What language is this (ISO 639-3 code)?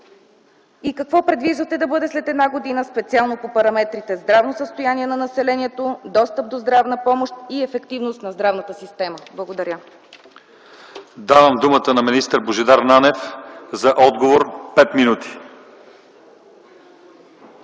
bul